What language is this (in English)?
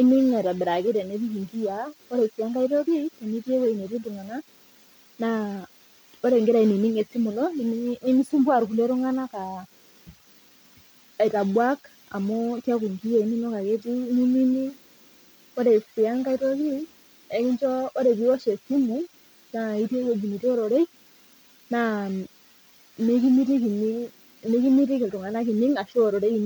Masai